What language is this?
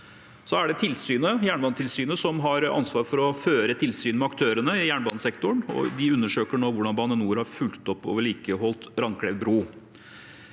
Norwegian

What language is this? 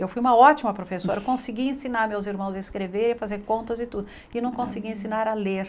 Portuguese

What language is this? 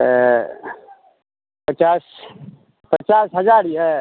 Maithili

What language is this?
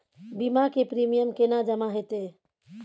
Maithili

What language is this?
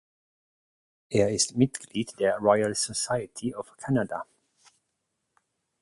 German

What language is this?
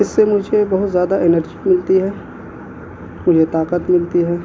Urdu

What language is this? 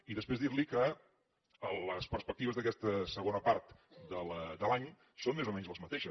Catalan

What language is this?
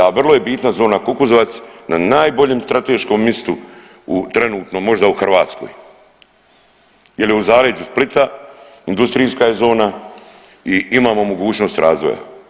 Croatian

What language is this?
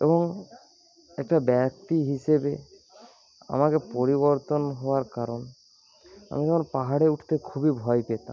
Bangla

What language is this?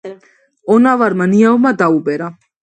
Georgian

